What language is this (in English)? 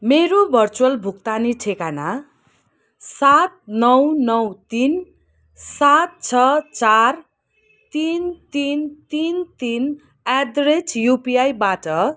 Nepali